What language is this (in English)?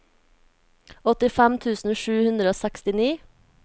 Norwegian